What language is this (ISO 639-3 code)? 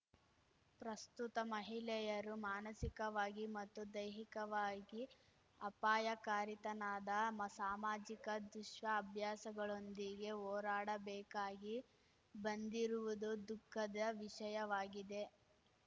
kan